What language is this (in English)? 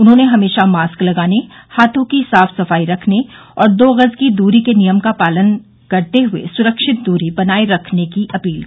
Hindi